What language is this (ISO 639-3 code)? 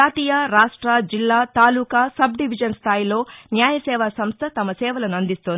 tel